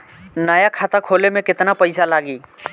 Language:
Bhojpuri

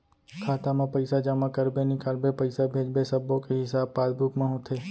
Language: Chhattisgarhi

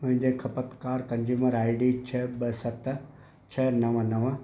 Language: Sindhi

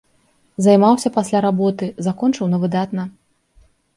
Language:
Belarusian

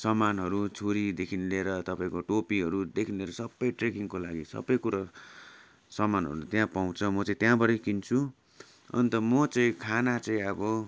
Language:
Nepali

